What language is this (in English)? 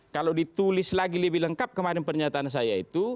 Indonesian